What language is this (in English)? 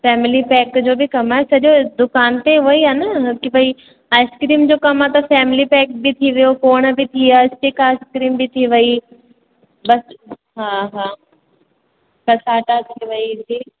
Sindhi